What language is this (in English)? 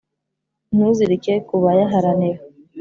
Kinyarwanda